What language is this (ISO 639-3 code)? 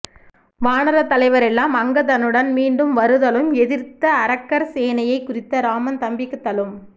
tam